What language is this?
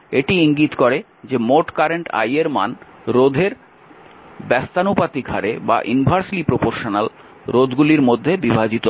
Bangla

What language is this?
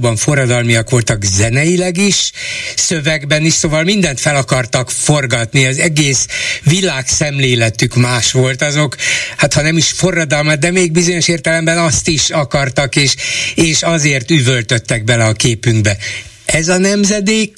Hungarian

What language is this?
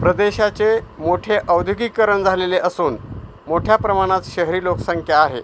Marathi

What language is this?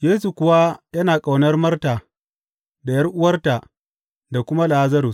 Hausa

